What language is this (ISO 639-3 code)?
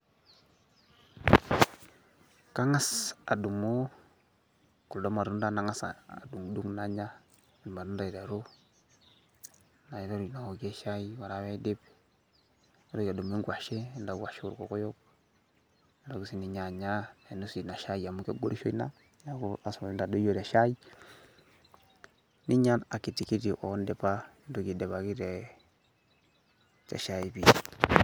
mas